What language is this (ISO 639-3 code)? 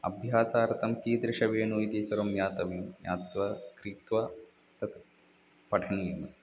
san